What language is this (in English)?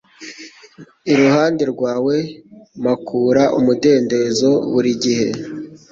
Kinyarwanda